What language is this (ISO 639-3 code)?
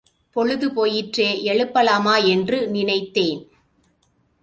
tam